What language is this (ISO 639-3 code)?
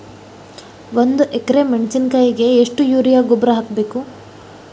kan